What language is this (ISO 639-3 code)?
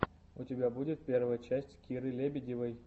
rus